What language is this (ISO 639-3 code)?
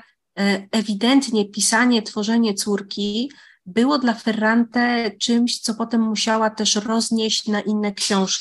pol